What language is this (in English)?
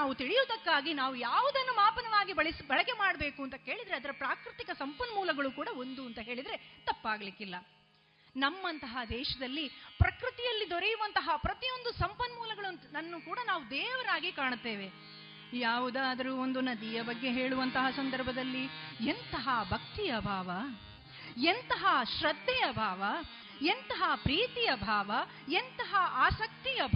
Kannada